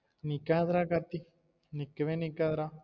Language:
Tamil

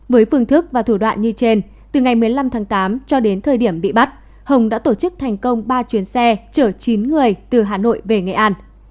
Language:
Vietnamese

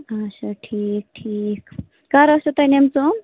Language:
Kashmiri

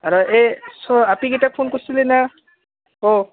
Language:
Assamese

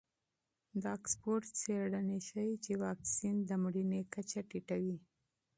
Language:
Pashto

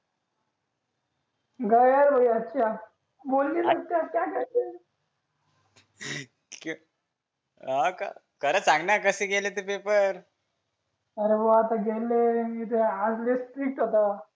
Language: Marathi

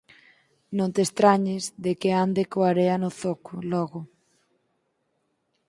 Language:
Galician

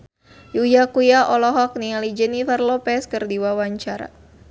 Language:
Sundanese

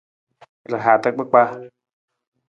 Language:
Nawdm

